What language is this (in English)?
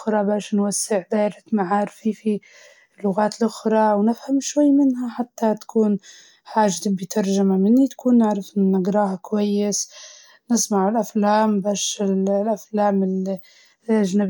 Libyan Arabic